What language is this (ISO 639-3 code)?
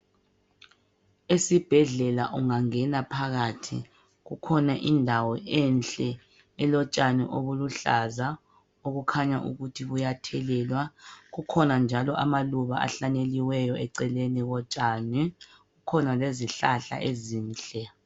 nde